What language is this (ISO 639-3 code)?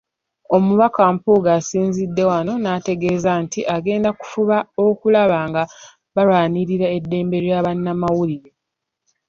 lug